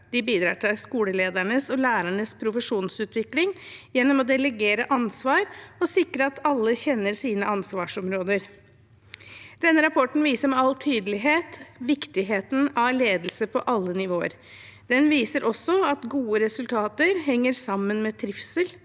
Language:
Norwegian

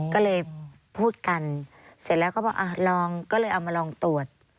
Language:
Thai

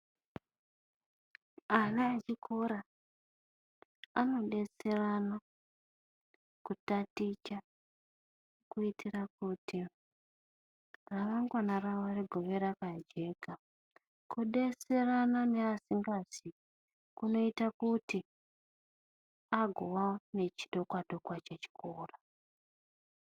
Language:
Ndau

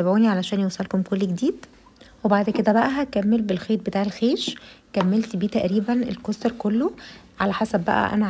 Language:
Arabic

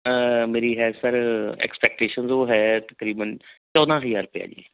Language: Punjabi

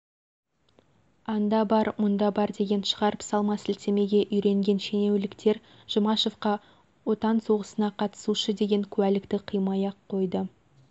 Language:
Kazakh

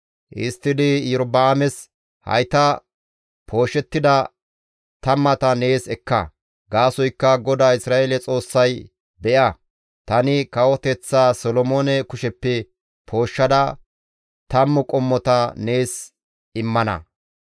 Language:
Gamo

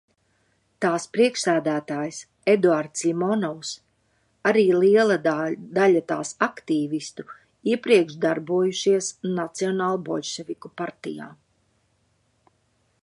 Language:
Latvian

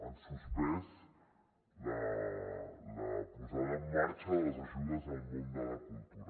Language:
Catalan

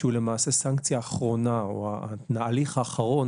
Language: Hebrew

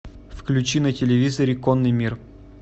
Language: Russian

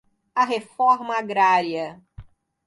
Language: Portuguese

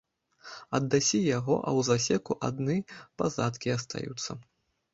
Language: Belarusian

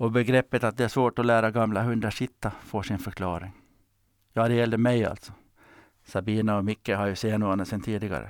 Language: Swedish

